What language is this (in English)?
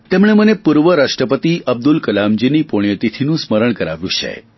Gujarati